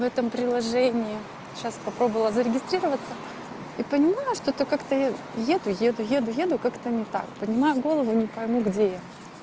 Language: Russian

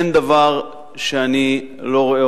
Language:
Hebrew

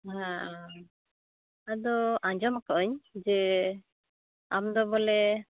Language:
Santali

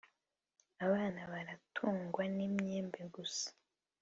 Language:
Kinyarwanda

